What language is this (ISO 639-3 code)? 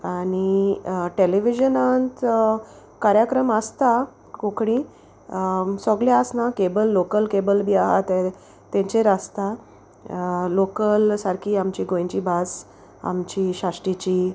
kok